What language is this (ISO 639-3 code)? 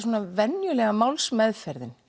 isl